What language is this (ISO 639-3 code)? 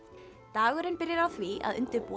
isl